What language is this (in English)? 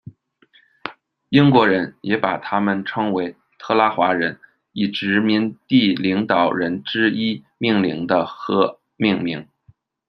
Chinese